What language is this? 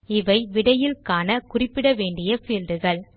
Tamil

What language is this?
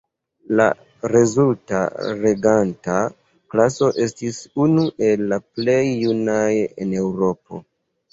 Esperanto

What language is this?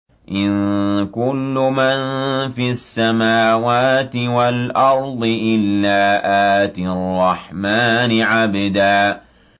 Arabic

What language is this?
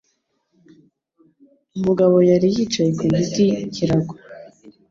Kinyarwanda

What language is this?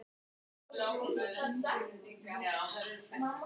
Icelandic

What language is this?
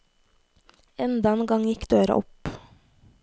Norwegian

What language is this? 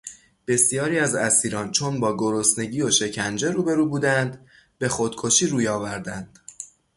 Persian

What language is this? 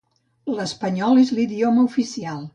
Catalan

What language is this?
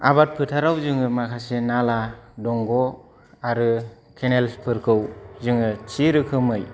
Bodo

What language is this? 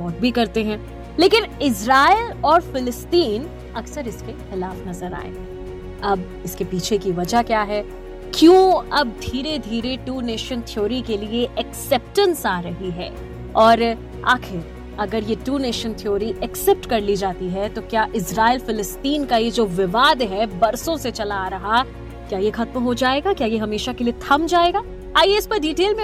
Hindi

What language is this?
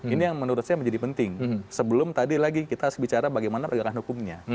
Indonesian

